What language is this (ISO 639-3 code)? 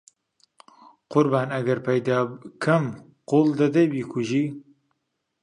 ckb